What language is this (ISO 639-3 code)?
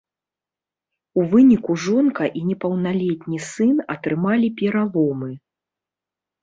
bel